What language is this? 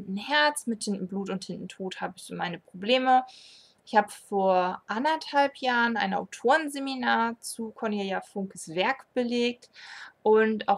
German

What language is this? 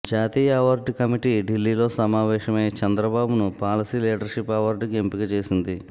Telugu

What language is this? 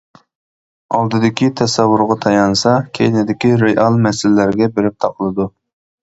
Uyghur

